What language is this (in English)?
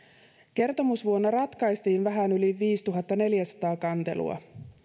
Finnish